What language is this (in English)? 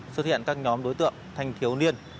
Vietnamese